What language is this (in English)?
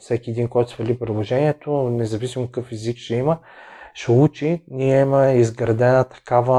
Bulgarian